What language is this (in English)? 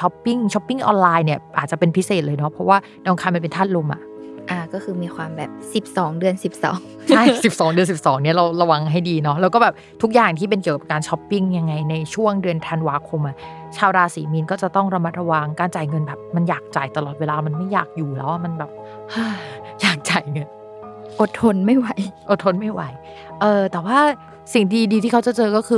Thai